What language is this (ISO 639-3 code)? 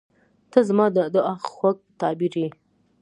pus